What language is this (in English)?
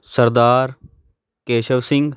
Punjabi